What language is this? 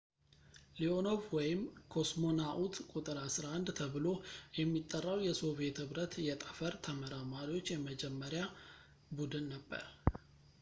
Amharic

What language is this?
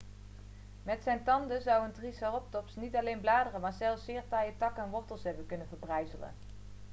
Dutch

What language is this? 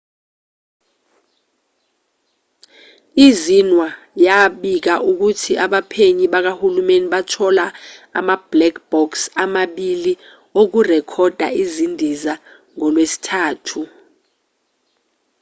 Zulu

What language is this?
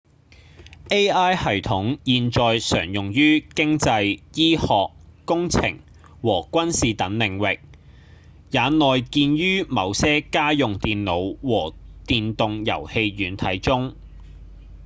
Cantonese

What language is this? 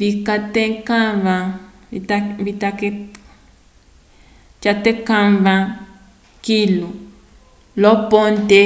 Umbundu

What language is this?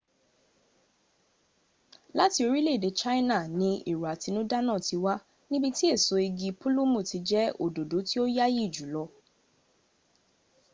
Yoruba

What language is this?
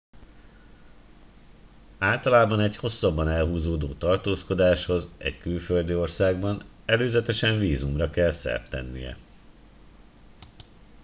Hungarian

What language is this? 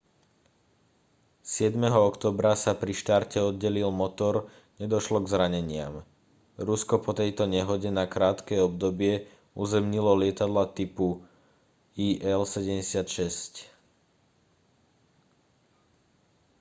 Slovak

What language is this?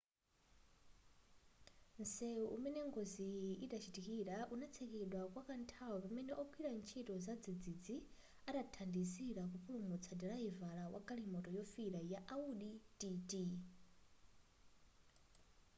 Nyanja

